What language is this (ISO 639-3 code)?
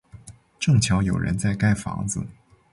zho